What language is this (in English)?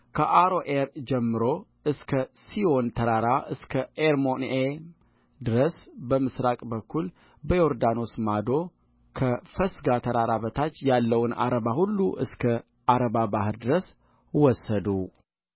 Amharic